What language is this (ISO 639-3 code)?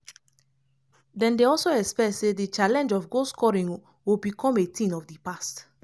pcm